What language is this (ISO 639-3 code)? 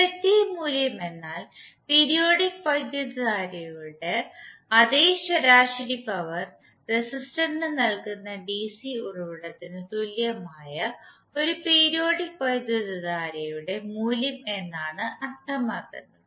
mal